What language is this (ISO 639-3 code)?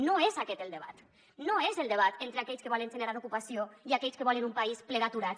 cat